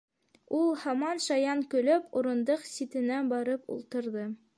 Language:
Bashkir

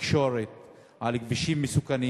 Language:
Hebrew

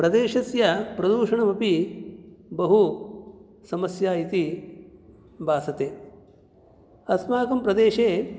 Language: Sanskrit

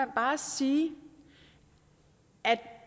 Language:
Danish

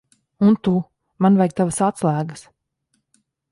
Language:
Latvian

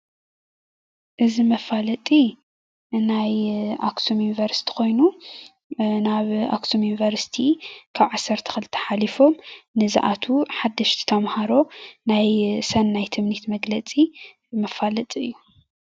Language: Tigrinya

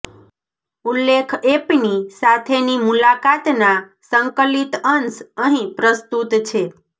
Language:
Gujarati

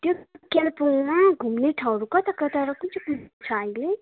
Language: Nepali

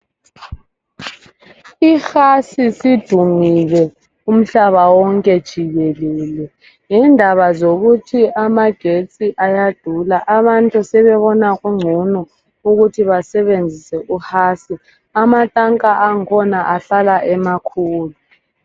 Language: North Ndebele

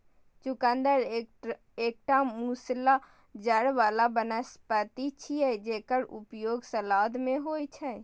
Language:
Maithili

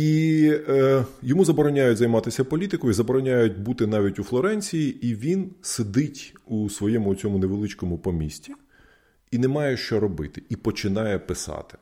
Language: Ukrainian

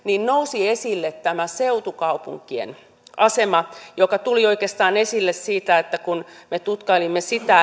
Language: Finnish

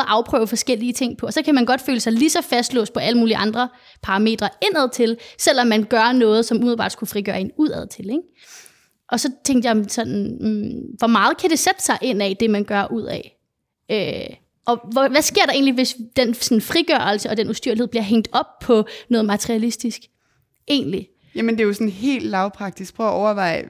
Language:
Danish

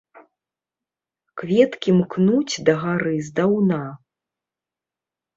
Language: Belarusian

